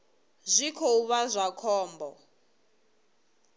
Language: Venda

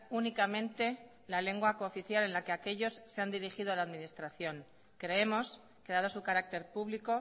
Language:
Spanish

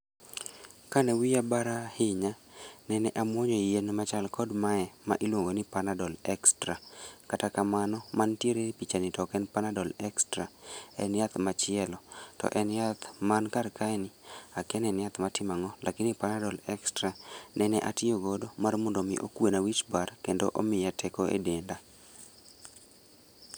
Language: Luo (Kenya and Tanzania)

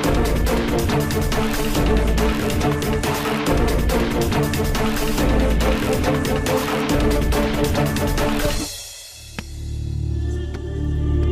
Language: Turkish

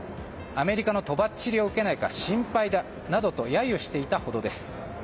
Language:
Japanese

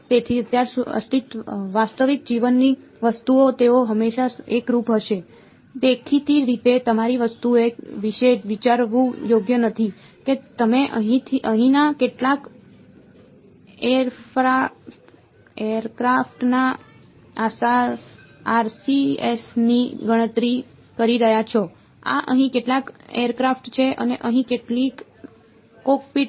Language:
Gujarati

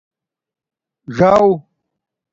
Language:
Domaaki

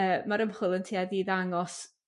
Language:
Welsh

